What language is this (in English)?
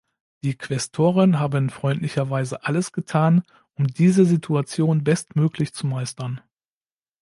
German